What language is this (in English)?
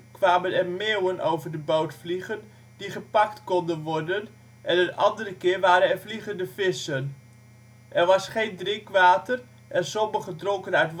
Dutch